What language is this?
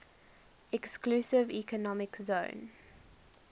English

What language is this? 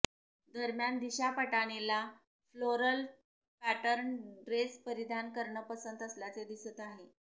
Marathi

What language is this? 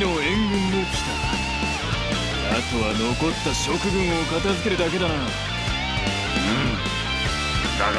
Japanese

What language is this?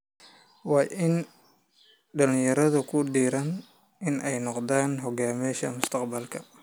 Somali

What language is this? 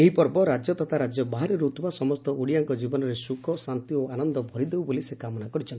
Odia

